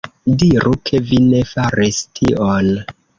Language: Esperanto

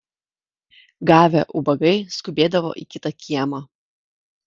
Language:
Lithuanian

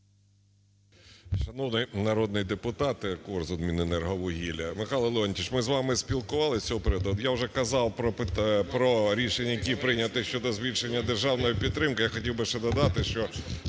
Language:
Ukrainian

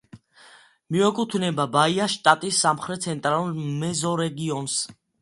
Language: Georgian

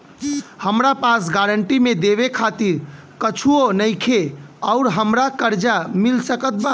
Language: Bhojpuri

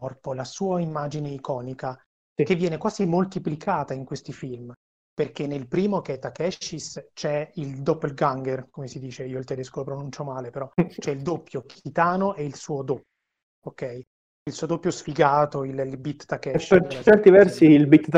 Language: Italian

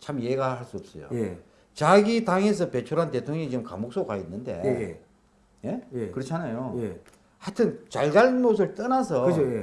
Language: Korean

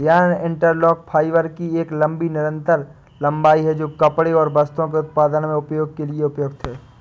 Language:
Hindi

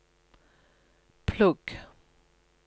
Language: Norwegian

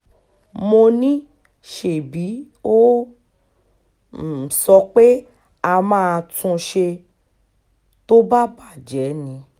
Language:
Yoruba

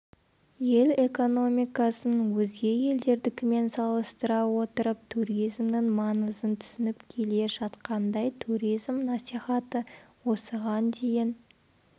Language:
Kazakh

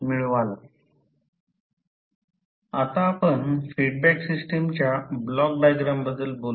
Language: Marathi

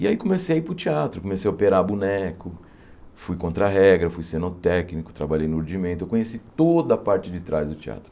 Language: Portuguese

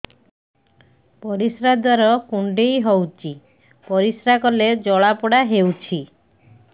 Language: Odia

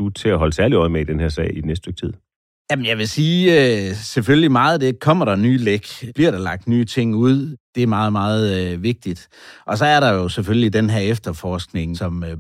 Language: Danish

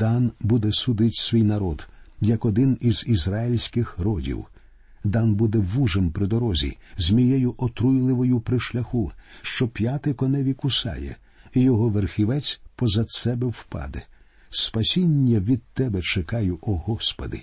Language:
Ukrainian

